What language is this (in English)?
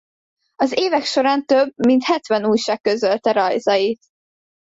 Hungarian